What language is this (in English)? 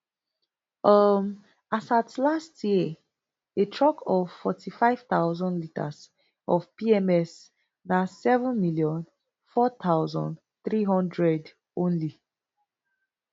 Nigerian Pidgin